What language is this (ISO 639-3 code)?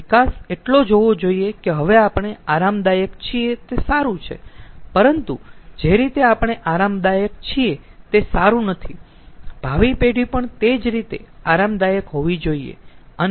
guj